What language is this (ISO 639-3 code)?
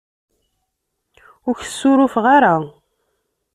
kab